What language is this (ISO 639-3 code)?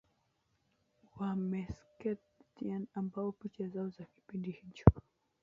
swa